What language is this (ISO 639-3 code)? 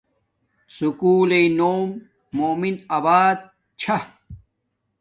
dmk